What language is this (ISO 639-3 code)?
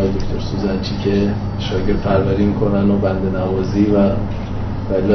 fas